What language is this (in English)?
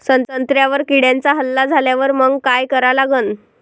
Marathi